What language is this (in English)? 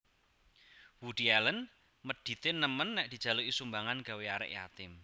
Javanese